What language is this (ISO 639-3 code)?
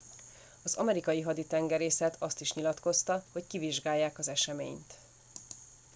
hun